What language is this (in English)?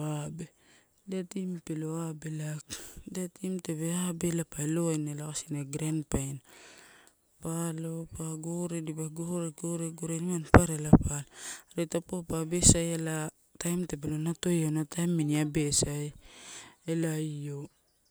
Torau